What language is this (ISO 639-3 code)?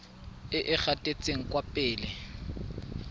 tsn